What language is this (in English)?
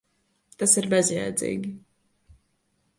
Latvian